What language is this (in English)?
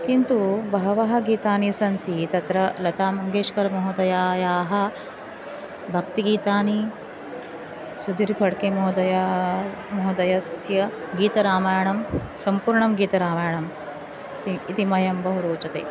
Sanskrit